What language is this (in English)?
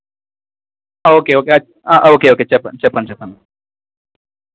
Telugu